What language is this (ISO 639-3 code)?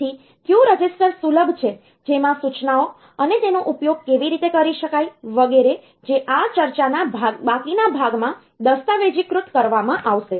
guj